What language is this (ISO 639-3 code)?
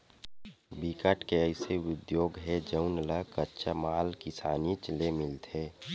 hne